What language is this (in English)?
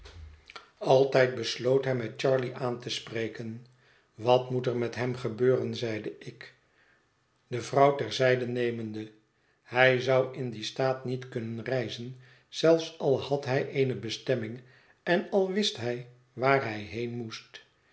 Dutch